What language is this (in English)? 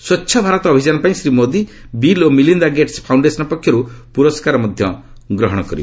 Odia